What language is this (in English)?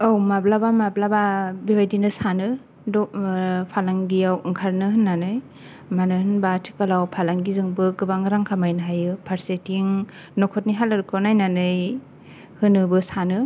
Bodo